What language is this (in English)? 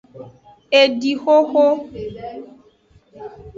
Aja (Benin)